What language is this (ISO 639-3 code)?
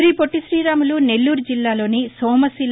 tel